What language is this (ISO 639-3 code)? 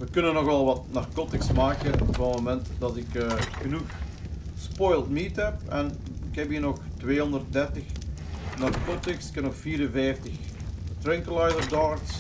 nld